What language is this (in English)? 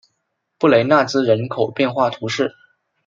Chinese